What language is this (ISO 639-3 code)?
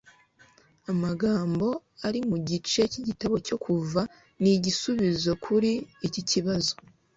kin